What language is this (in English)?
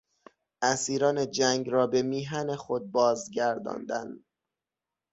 Persian